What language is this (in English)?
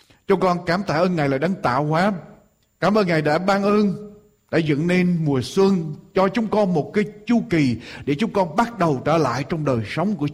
Vietnamese